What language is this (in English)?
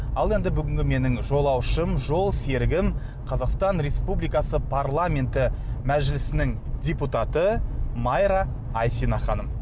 Kazakh